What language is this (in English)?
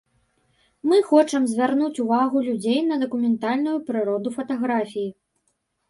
Belarusian